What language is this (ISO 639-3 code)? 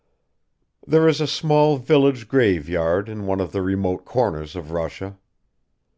eng